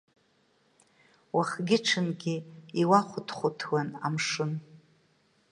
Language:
Abkhazian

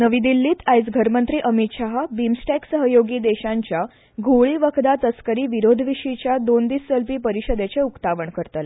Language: Konkani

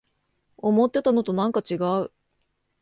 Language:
Japanese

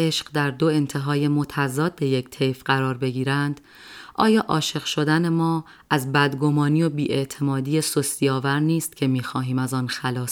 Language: Persian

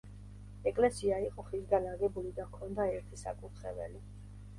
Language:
Georgian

